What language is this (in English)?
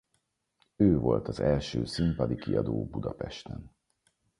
Hungarian